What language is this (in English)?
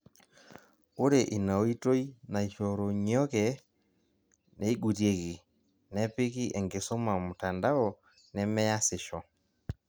Masai